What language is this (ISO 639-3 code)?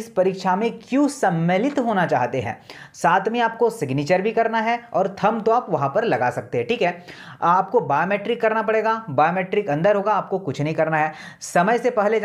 hin